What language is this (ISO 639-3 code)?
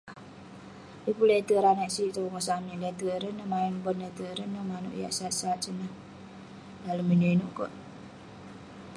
pne